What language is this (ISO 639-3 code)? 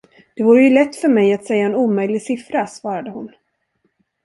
swe